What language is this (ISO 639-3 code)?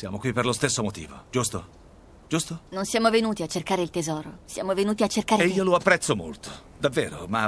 ita